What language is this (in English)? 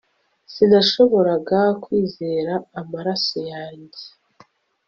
Kinyarwanda